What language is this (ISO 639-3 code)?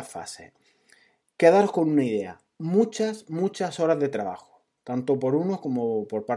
spa